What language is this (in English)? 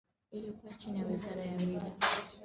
Swahili